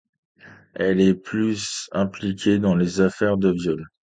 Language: French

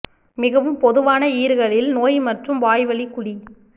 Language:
Tamil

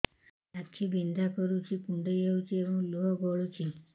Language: Odia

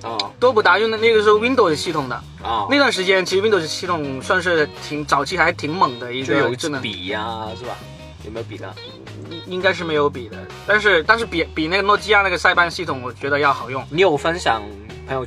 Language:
Chinese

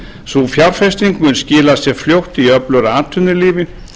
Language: Icelandic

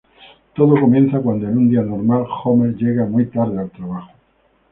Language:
Spanish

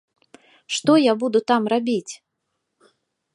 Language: Belarusian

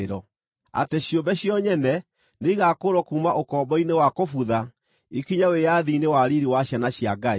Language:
Kikuyu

